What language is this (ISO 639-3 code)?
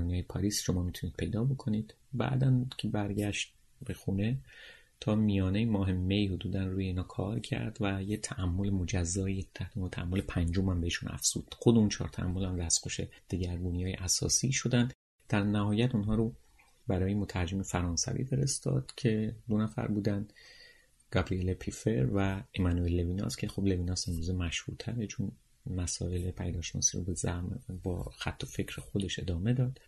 fas